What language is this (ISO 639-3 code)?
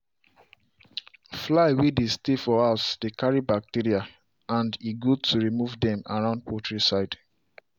pcm